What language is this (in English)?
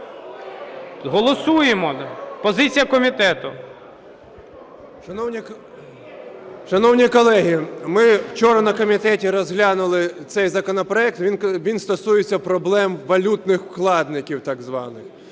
Ukrainian